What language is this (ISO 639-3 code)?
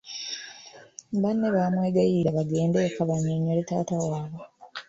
lug